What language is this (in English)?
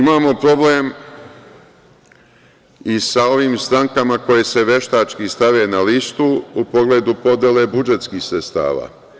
Serbian